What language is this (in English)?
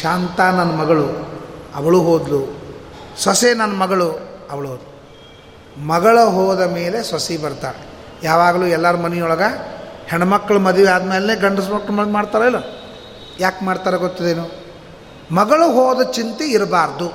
Kannada